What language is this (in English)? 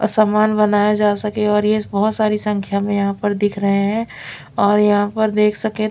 Hindi